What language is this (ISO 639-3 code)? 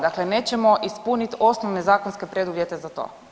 hrv